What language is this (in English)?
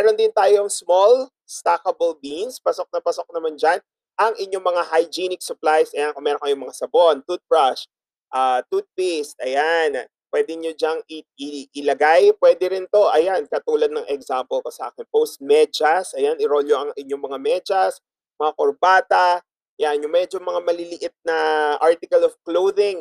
Filipino